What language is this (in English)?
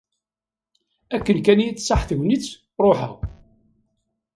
Kabyle